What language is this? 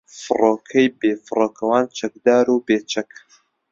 Central Kurdish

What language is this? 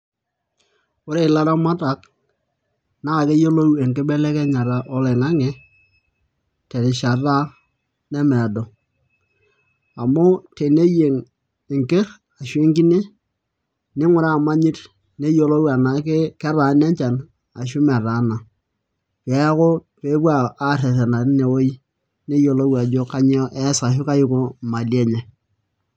Masai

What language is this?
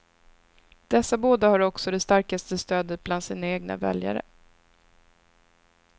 Swedish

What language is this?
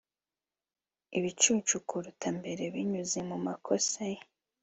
Kinyarwanda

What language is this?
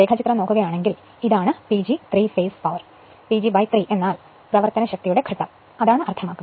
Malayalam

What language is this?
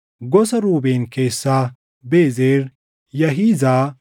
Oromo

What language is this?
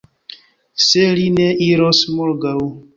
Esperanto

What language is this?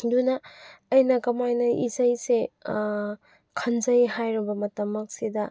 Manipuri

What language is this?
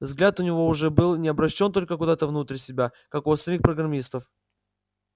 Russian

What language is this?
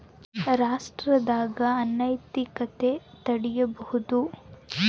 Kannada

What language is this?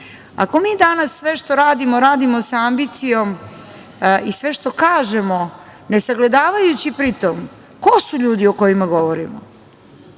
Serbian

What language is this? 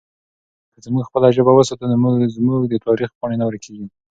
Pashto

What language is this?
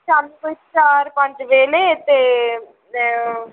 Dogri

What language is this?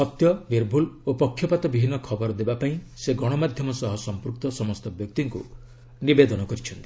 Odia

